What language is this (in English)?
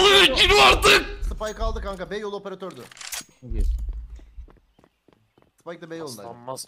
Turkish